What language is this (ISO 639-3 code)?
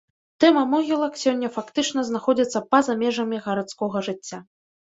bel